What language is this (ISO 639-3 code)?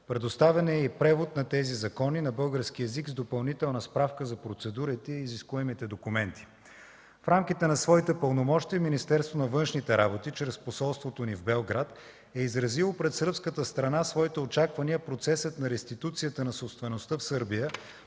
bul